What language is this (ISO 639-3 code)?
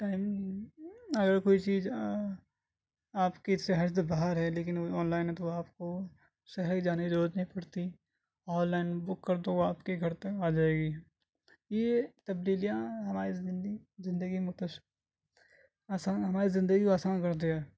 urd